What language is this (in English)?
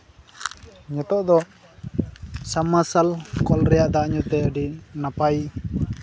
Santali